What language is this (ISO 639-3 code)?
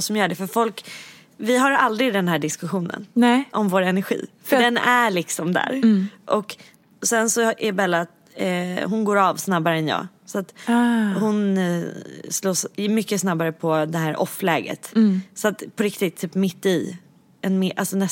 swe